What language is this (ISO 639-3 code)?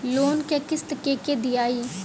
bho